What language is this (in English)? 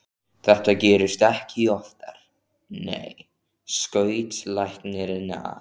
Icelandic